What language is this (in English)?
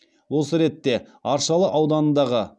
Kazakh